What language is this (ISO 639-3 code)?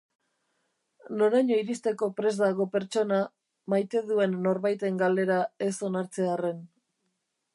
eus